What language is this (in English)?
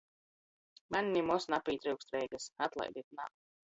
Latgalian